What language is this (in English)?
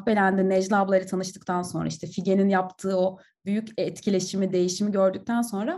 Turkish